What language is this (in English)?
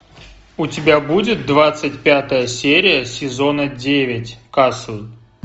Russian